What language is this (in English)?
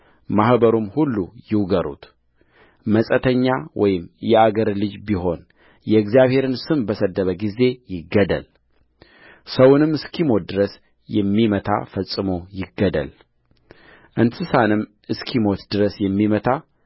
Amharic